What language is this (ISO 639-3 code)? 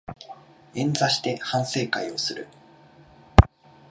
jpn